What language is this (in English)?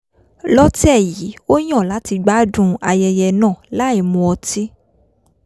Yoruba